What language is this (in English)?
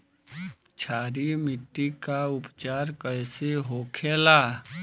Bhojpuri